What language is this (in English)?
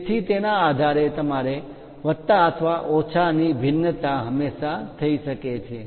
Gujarati